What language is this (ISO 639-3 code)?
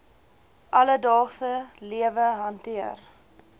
afr